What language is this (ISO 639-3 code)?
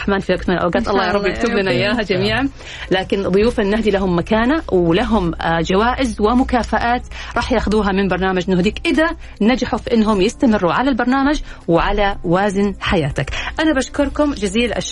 ara